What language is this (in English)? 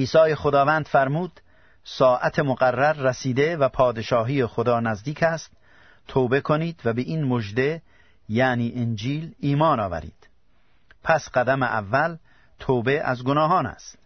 Persian